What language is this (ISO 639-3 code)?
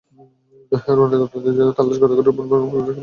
ben